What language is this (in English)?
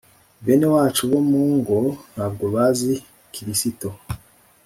Kinyarwanda